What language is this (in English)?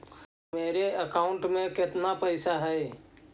Magahi